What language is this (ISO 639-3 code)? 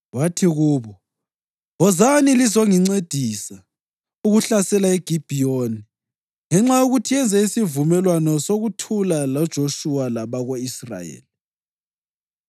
nde